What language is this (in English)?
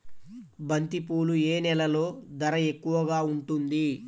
Telugu